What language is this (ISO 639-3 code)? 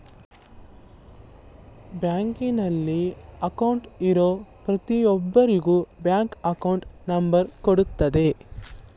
kan